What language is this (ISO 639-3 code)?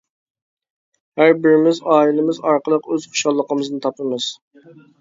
uig